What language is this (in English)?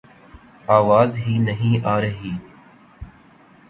Urdu